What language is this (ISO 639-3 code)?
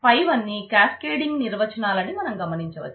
tel